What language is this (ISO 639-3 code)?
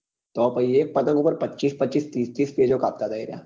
guj